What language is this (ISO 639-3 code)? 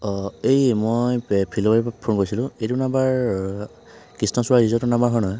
asm